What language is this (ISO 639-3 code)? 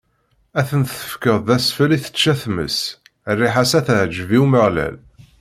kab